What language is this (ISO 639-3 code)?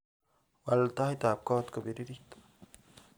kln